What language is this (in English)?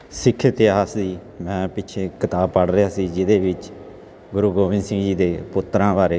Punjabi